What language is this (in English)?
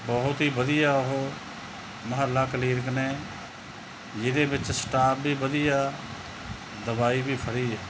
Punjabi